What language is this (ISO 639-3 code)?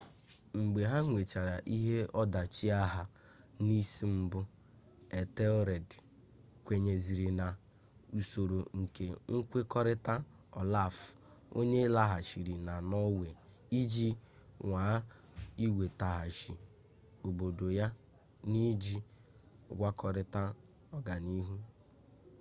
ibo